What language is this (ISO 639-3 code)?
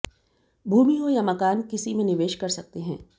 hin